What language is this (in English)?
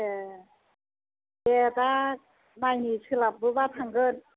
Bodo